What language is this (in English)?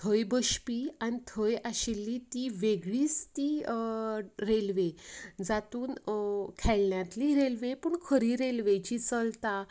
Konkani